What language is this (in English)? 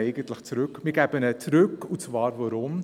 Swiss German